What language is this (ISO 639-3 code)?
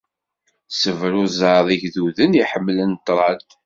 kab